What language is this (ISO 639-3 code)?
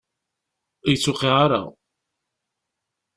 kab